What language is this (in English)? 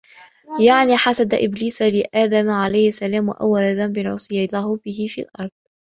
Arabic